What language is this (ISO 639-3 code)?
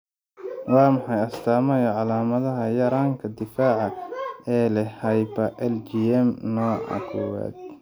som